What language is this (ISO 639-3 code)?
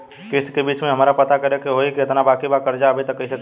bho